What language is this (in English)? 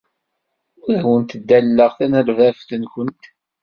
Kabyle